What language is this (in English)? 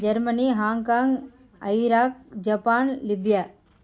Telugu